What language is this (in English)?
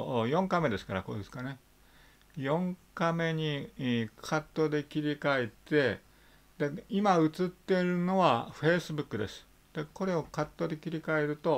Japanese